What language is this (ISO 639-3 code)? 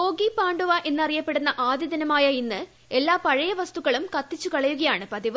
mal